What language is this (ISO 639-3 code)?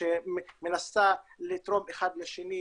heb